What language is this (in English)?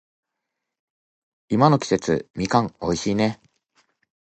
Japanese